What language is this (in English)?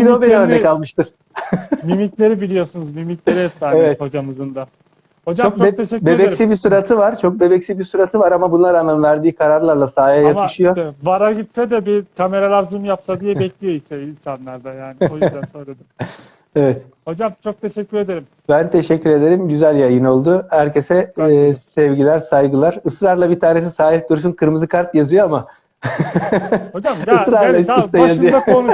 Turkish